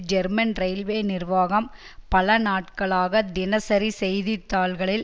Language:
Tamil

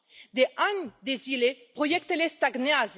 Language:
Romanian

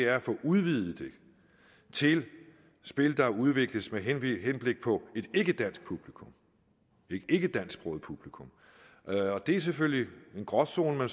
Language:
Danish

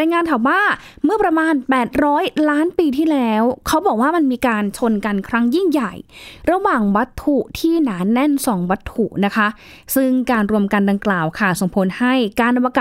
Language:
Thai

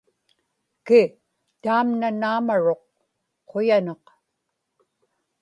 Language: Inupiaq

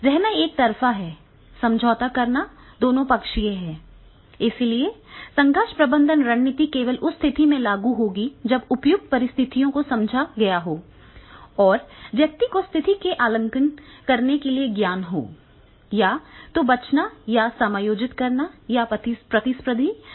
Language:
Hindi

